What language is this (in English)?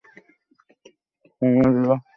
Bangla